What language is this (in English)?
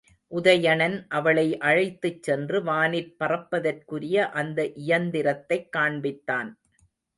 Tamil